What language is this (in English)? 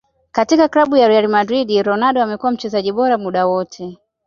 Swahili